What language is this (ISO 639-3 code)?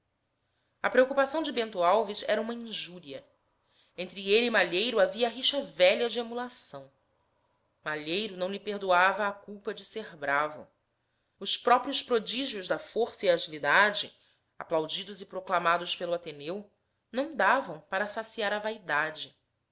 por